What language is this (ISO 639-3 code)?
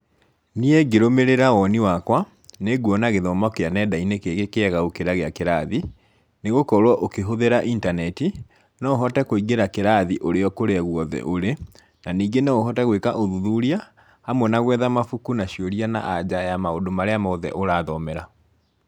kik